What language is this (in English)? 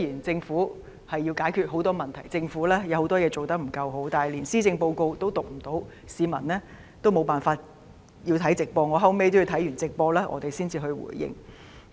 Cantonese